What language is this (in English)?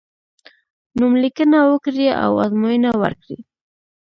Pashto